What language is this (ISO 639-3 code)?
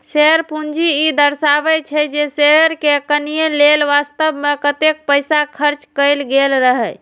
mai